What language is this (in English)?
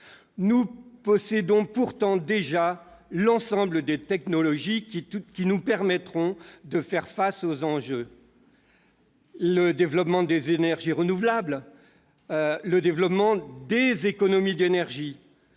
French